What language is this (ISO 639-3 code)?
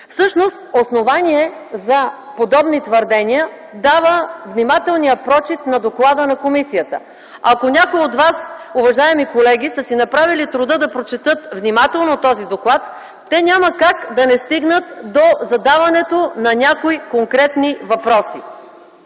bul